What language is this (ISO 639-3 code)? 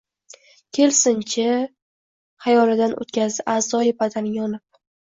uzb